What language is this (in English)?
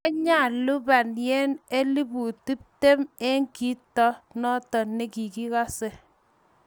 Kalenjin